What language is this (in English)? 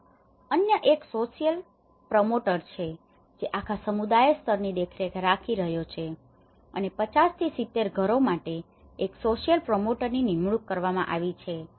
Gujarati